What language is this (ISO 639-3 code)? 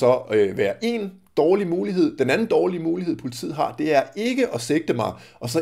dan